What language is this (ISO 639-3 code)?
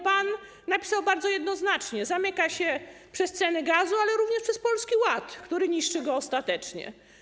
pol